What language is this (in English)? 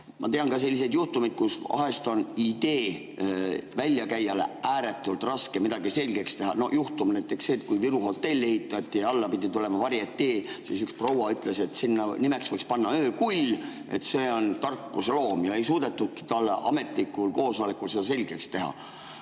Estonian